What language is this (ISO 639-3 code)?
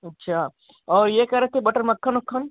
hin